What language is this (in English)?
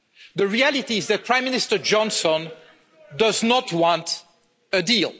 English